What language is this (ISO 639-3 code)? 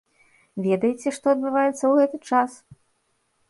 bel